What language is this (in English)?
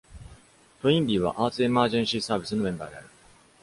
Japanese